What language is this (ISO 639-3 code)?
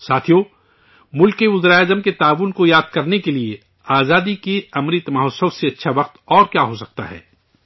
urd